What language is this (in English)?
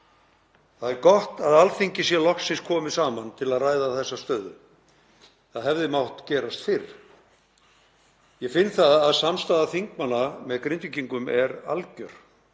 Icelandic